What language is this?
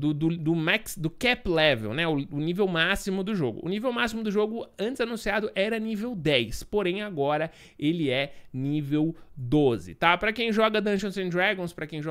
Portuguese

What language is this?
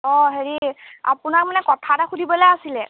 Assamese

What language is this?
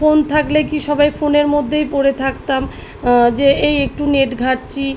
Bangla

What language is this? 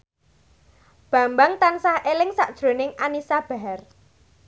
Javanese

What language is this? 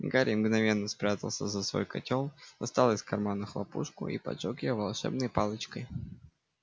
Russian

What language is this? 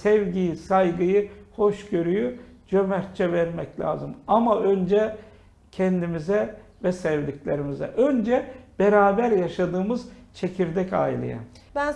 Turkish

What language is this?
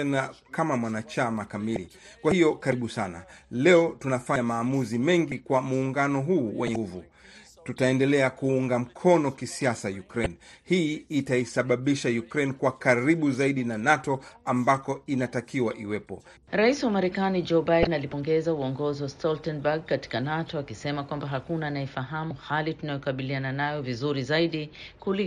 Swahili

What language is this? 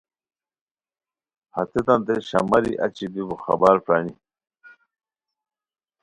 Khowar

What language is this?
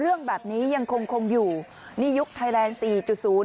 Thai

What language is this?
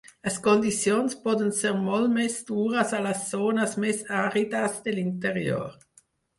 Catalan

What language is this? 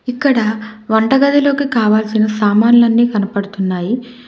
Telugu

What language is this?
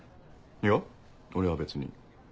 Japanese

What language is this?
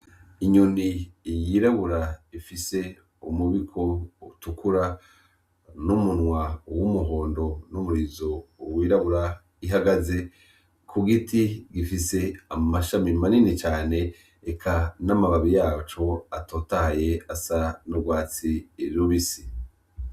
Rundi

